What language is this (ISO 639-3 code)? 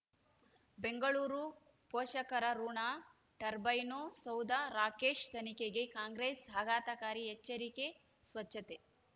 kan